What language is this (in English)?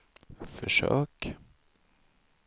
Swedish